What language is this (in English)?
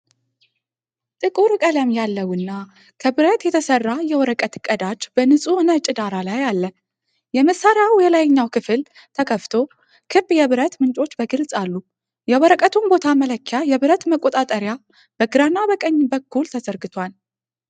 Amharic